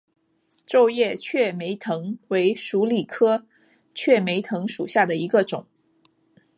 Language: Chinese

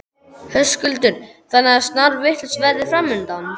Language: Icelandic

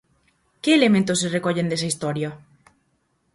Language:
Galician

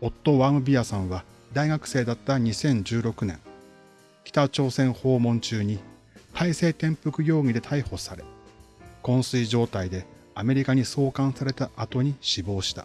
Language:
Japanese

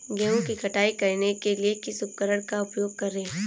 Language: Hindi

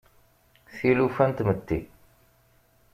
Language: Kabyle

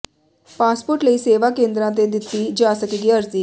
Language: Punjabi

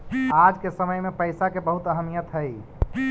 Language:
Magahi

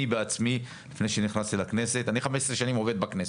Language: Hebrew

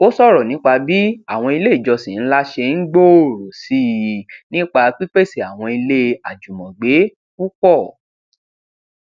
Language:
Yoruba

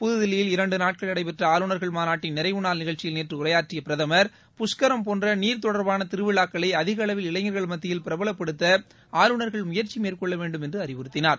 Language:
Tamil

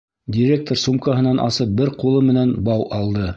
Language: Bashkir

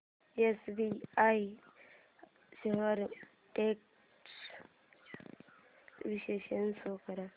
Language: Marathi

